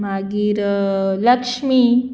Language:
Konkani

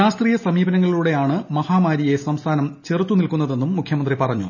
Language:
Malayalam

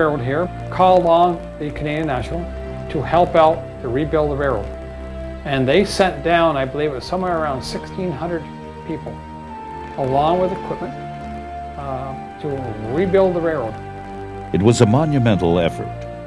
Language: English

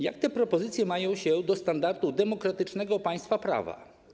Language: Polish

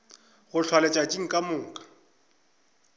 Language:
Northern Sotho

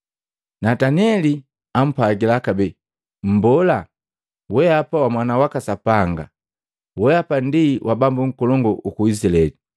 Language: Matengo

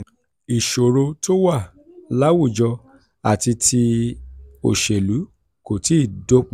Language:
Yoruba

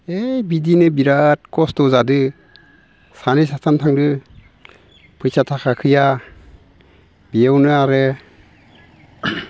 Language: Bodo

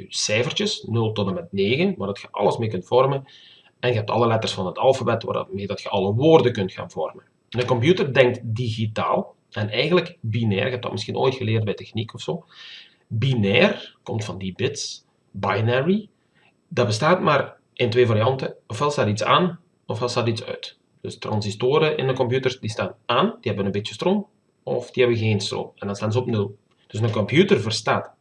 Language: Dutch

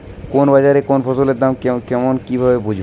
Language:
Bangla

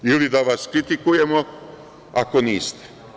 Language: Serbian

